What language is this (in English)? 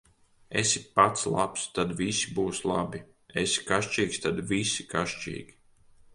Latvian